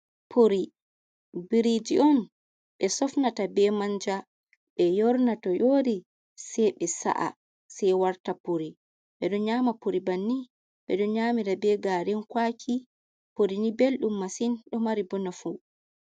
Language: Fula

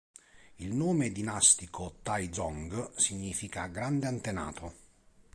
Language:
Italian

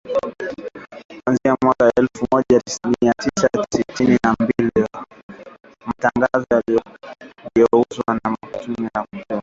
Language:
Swahili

